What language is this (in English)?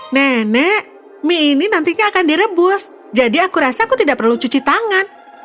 Indonesian